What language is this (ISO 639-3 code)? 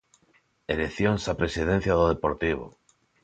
glg